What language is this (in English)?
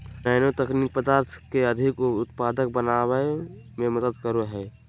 Magahi